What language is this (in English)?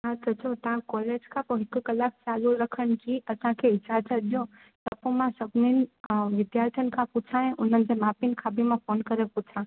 Sindhi